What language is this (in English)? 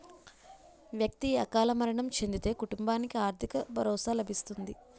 Telugu